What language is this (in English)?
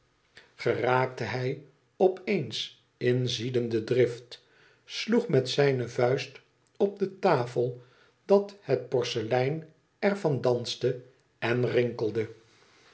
Dutch